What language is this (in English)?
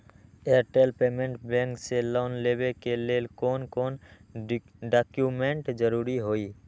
Magahi